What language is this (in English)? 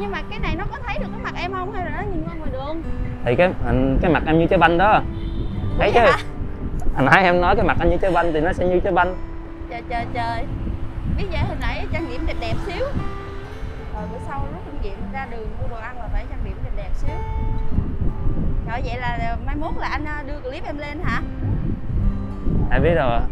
Vietnamese